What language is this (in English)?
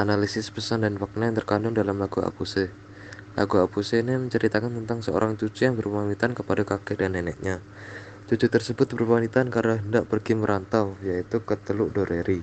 Indonesian